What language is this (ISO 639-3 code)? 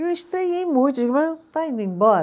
por